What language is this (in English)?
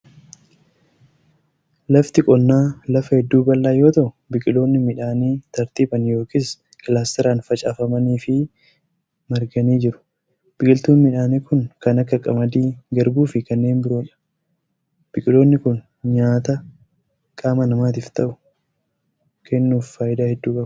Oromo